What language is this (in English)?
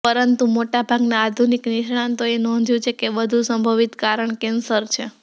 Gujarati